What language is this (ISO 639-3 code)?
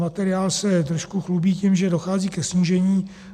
ces